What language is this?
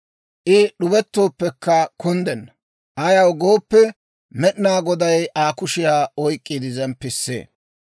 Dawro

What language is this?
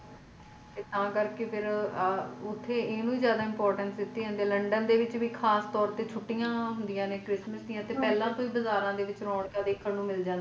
Punjabi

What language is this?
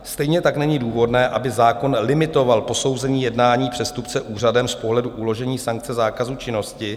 Czech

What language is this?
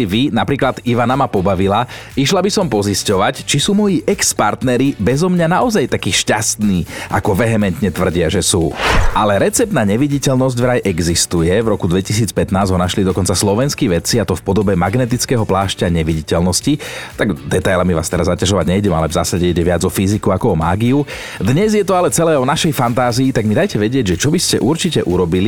Slovak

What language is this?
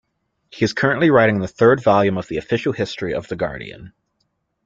English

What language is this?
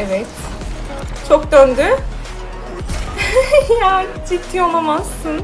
Turkish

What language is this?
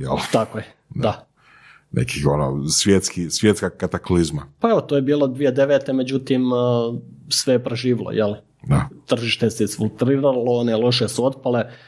Croatian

